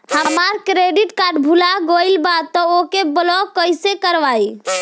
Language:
Bhojpuri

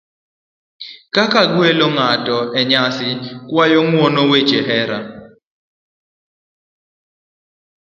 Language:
Luo (Kenya and Tanzania)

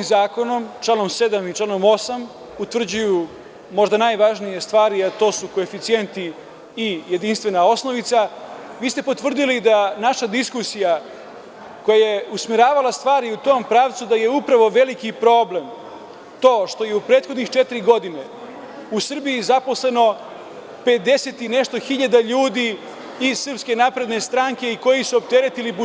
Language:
Serbian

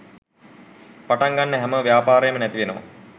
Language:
Sinhala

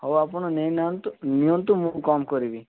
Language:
Odia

